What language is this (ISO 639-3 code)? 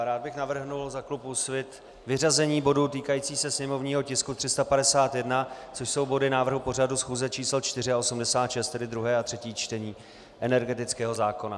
ces